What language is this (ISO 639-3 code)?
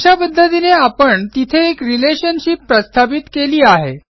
mar